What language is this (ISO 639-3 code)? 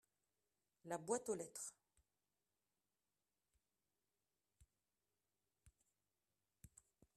fra